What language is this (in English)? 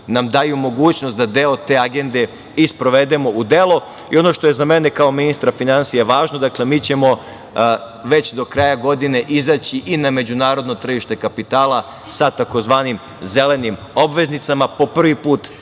Serbian